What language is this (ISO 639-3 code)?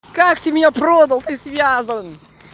rus